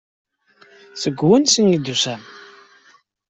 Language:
Kabyle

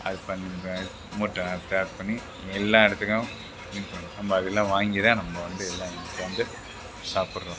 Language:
Tamil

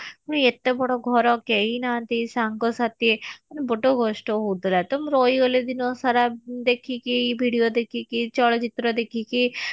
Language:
Odia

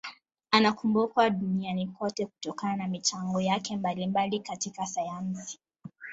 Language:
Swahili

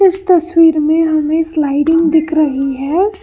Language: Hindi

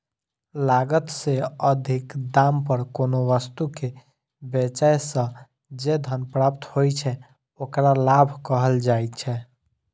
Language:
Maithili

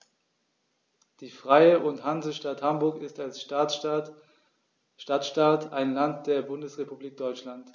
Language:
German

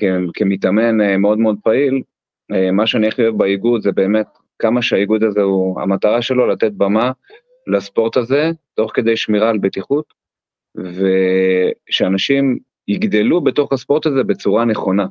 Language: Hebrew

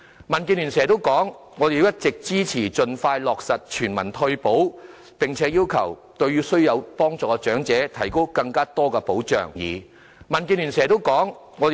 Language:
Cantonese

